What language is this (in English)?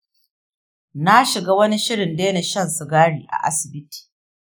Hausa